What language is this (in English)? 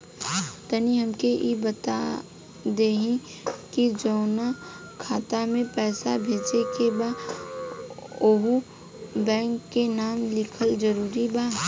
Bhojpuri